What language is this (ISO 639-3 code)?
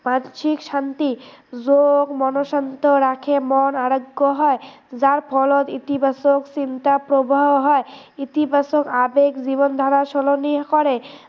asm